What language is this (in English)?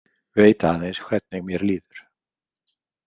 Icelandic